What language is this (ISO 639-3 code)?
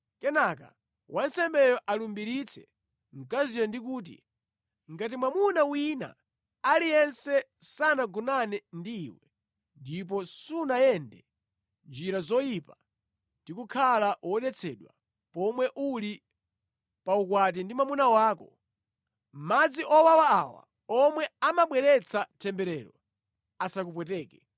nya